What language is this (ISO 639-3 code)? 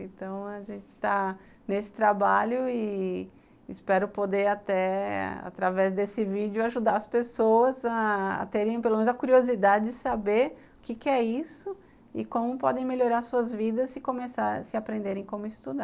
por